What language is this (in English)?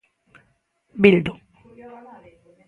Galician